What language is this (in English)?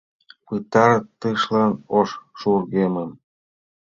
Mari